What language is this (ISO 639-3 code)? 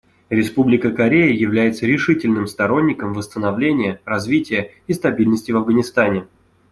rus